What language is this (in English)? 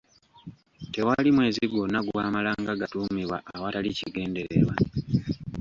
Ganda